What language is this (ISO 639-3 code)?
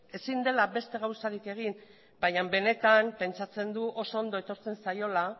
eus